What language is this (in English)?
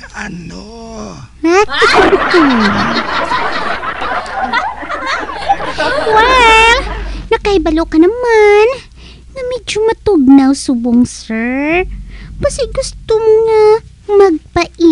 Filipino